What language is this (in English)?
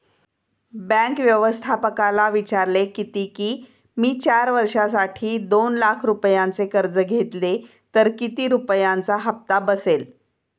Marathi